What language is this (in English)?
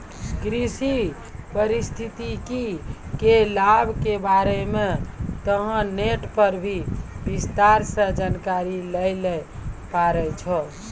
Maithili